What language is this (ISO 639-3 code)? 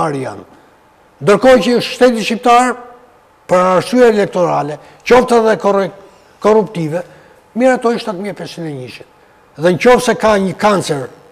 ron